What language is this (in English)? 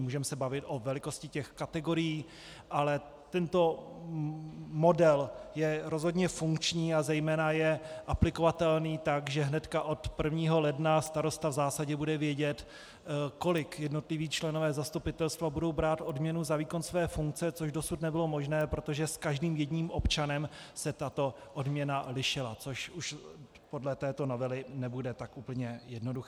Czech